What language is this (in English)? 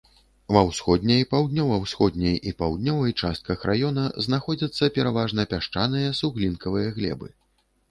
Belarusian